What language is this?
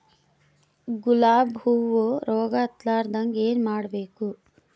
Kannada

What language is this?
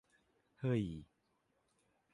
Thai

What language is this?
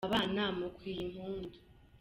Kinyarwanda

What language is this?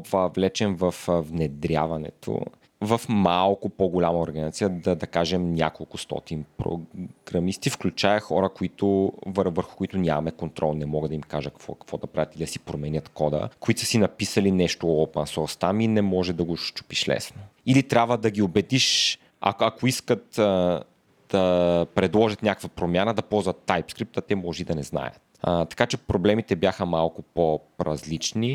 Bulgarian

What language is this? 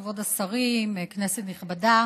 Hebrew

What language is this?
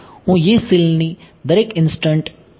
Gujarati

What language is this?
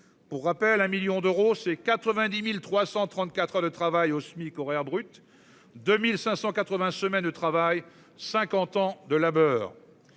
French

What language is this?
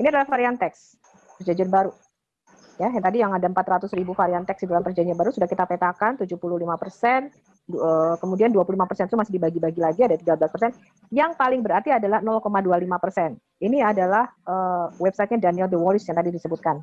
Indonesian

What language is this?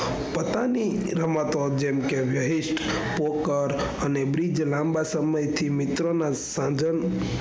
Gujarati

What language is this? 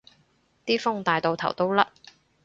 Cantonese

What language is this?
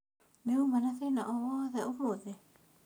Kikuyu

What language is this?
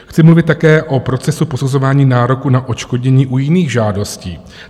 Czech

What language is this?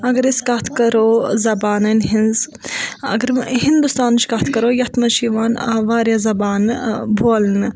Kashmiri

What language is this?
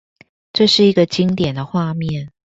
Chinese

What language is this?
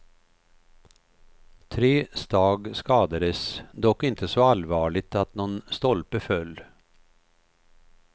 Swedish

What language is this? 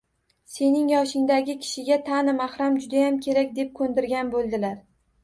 Uzbek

